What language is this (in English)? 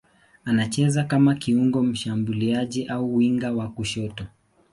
Swahili